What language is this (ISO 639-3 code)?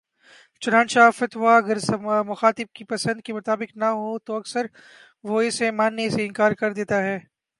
urd